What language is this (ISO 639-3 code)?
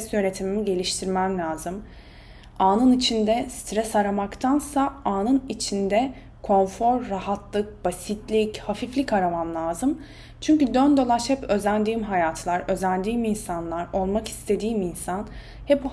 tur